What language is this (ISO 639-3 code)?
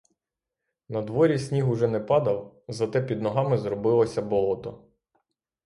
ukr